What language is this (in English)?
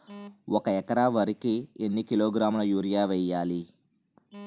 Telugu